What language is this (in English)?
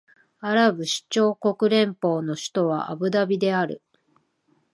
Japanese